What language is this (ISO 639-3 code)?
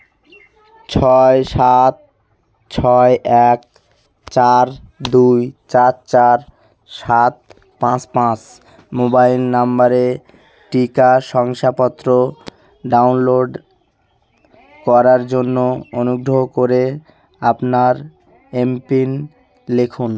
ben